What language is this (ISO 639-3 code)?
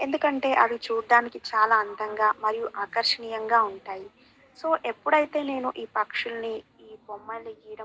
tel